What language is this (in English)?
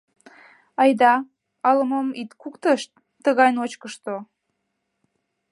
Mari